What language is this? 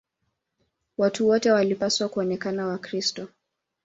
Swahili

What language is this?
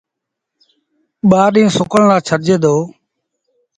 Sindhi Bhil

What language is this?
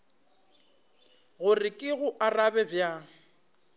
Northern Sotho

